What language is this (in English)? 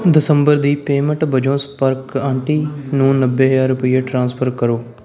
Punjabi